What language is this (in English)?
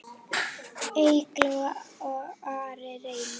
Icelandic